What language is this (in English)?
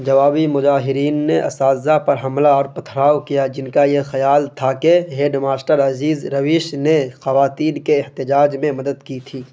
Urdu